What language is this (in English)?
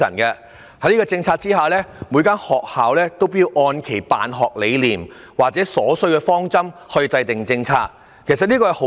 Cantonese